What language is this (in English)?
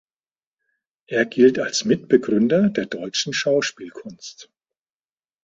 German